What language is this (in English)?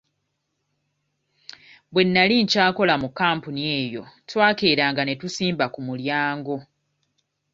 Ganda